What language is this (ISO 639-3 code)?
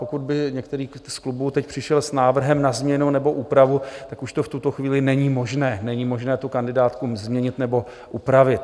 ces